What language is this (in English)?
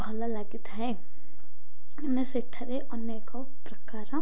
Odia